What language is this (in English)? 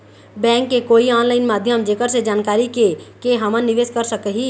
Chhattisgarhi